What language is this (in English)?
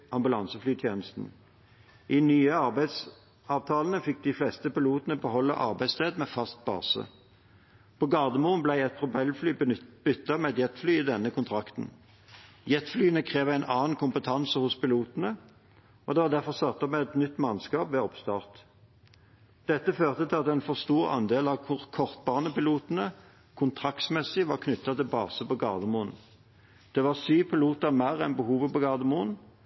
Norwegian Bokmål